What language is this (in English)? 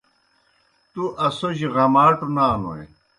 Kohistani Shina